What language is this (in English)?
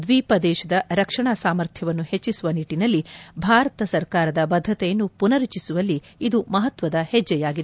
Kannada